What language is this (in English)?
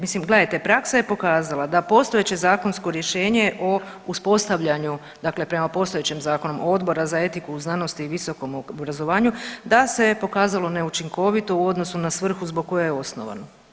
Croatian